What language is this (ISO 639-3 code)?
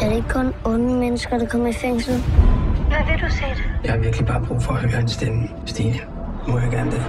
dan